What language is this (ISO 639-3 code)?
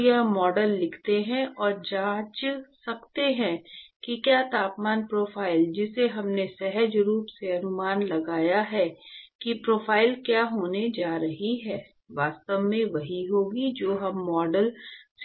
hin